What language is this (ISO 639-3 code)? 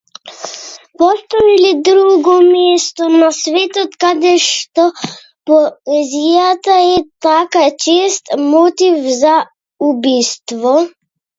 mkd